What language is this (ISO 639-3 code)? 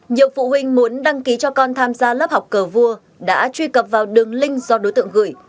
vie